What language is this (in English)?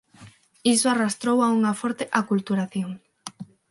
Galician